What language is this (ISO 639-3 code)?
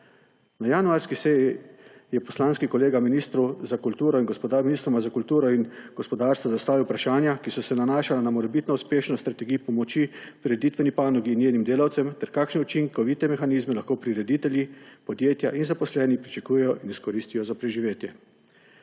slv